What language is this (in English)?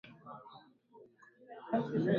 Swahili